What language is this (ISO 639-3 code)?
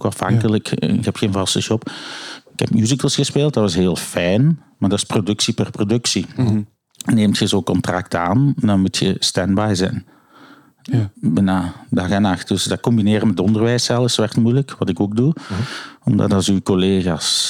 nld